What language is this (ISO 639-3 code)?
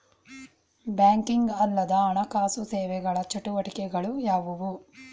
kan